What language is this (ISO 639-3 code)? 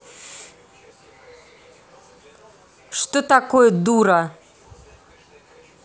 rus